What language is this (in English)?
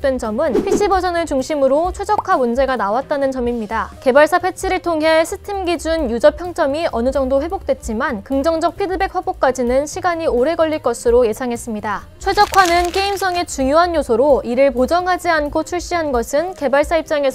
Korean